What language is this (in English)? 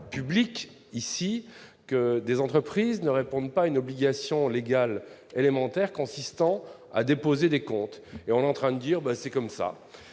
French